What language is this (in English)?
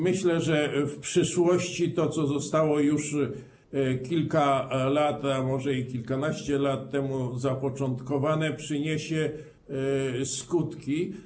Polish